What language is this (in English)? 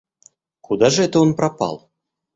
Russian